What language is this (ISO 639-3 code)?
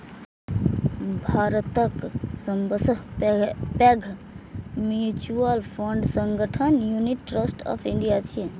mai